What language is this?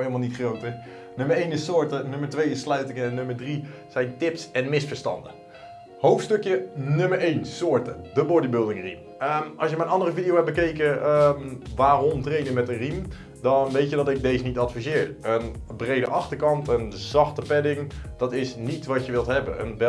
Dutch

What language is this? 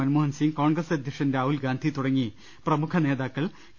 Malayalam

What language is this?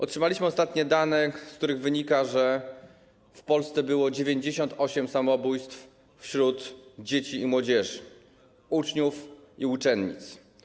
Polish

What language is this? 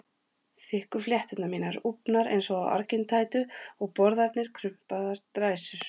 Icelandic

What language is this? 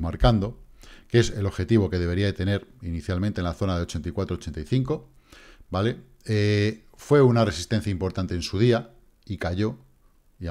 Spanish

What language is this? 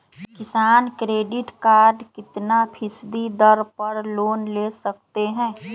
Magahi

